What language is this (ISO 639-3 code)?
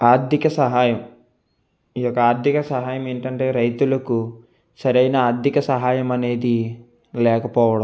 tel